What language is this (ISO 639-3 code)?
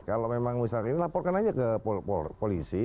ind